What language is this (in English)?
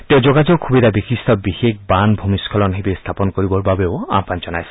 Assamese